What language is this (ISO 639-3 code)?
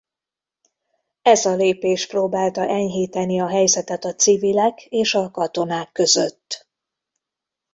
hun